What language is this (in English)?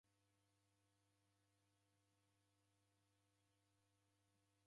Taita